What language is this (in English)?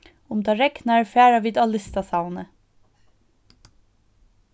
Faroese